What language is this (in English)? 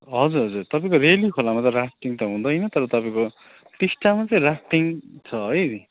Nepali